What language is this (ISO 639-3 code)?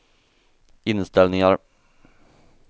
swe